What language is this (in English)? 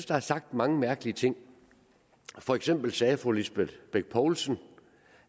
Danish